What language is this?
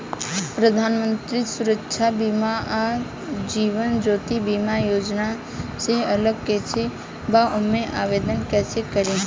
Bhojpuri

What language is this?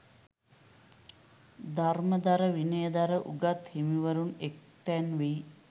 Sinhala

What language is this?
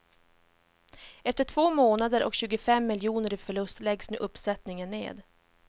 Swedish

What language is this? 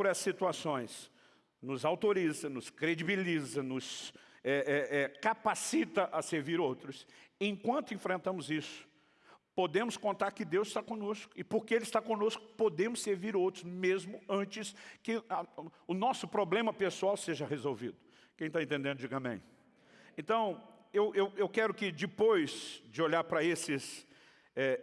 Portuguese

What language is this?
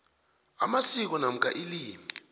South Ndebele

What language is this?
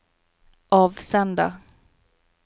Norwegian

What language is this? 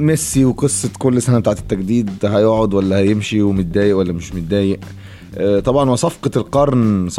Arabic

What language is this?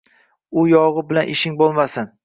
Uzbek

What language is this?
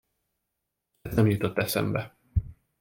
Hungarian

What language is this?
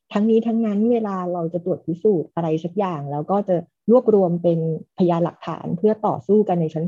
Thai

